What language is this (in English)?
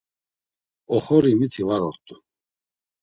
Laz